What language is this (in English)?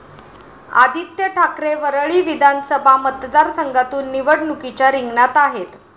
Marathi